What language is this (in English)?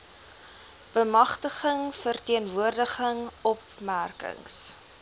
Afrikaans